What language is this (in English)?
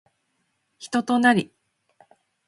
Japanese